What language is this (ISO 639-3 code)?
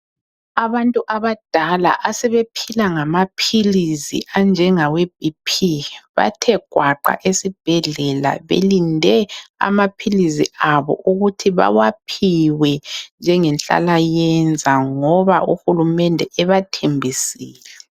nde